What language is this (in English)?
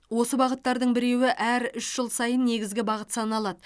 Kazakh